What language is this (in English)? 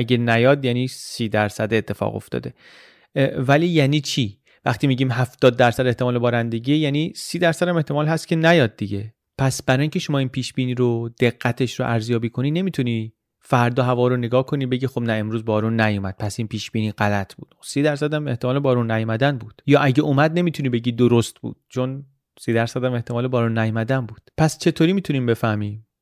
Persian